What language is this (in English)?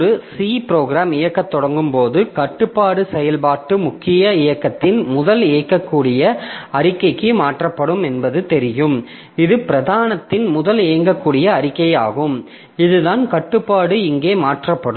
Tamil